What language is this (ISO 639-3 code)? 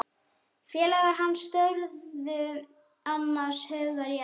isl